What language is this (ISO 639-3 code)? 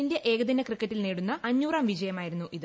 mal